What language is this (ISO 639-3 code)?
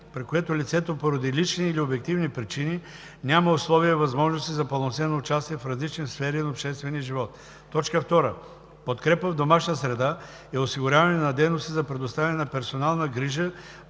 bul